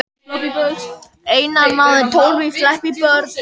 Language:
Icelandic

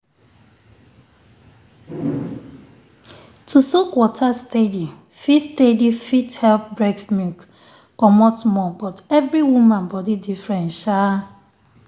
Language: Nigerian Pidgin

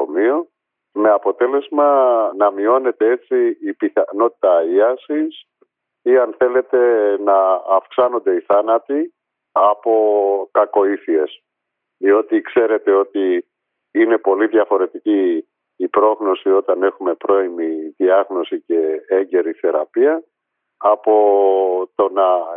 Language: Greek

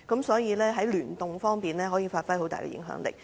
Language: Cantonese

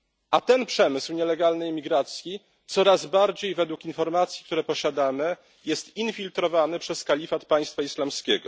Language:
Polish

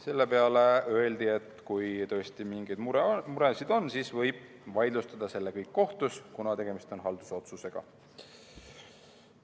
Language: Estonian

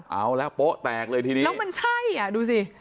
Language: Thai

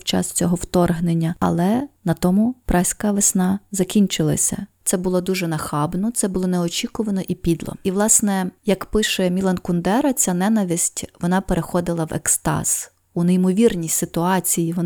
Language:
Ukrainian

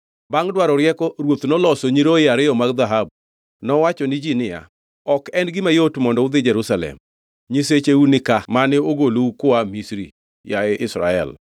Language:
Luo (Kenya and Tanzania)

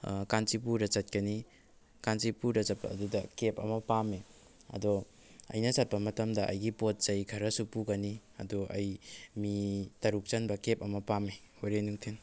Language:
Manipuri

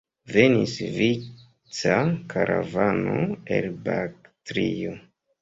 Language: Esperanto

